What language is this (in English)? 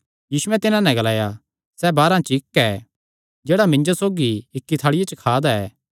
Kangri